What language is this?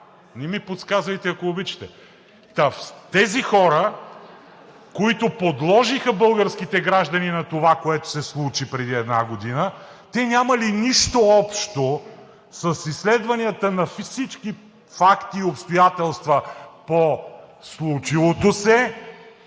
Bulgarian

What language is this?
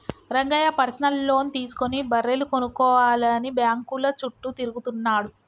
Telugu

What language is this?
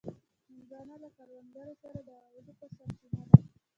Pashto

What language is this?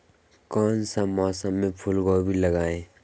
Magahi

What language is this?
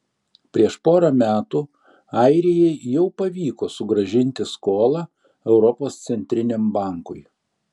Lithuanian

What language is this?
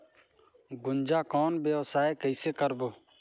Chhattisgarhi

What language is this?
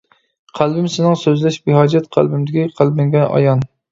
Uyghur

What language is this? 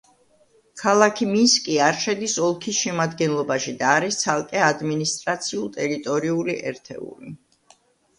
Georgian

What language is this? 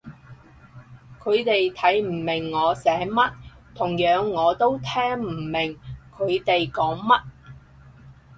Cantonese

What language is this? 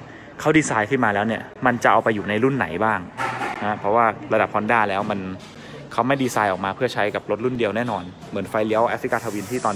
Thai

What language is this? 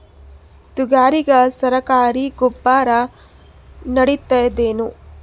Kannada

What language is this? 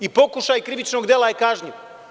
Serbian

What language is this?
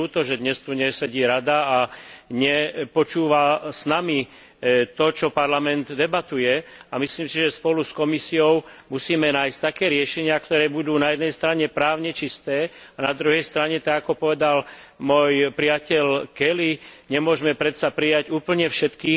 Slovak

